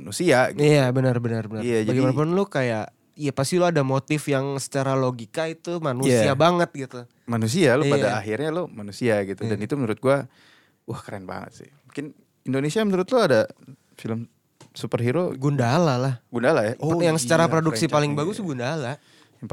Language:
Indonesian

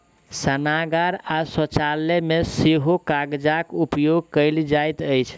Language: Maithili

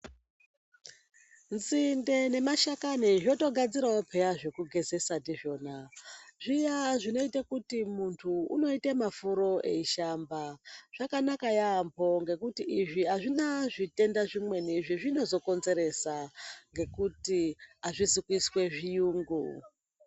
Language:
Ndau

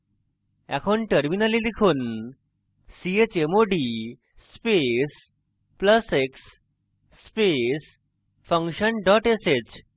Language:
Bangla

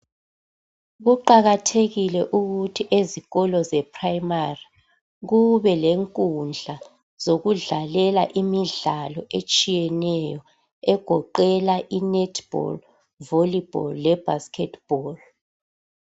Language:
North Ndebele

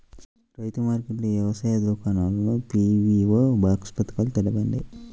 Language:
Telugu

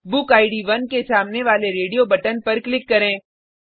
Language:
Hindi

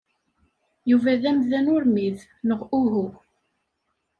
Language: Kabyle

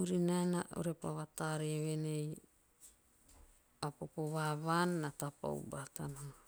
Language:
Teop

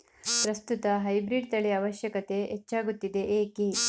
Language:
Kannada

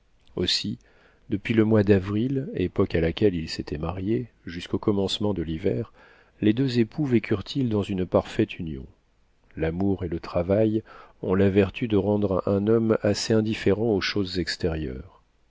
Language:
French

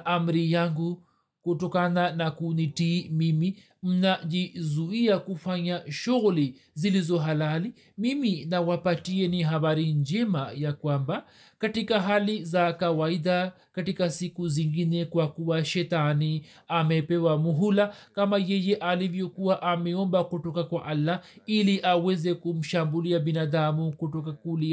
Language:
Swahili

